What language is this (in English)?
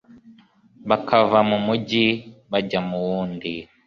Kinyarwanda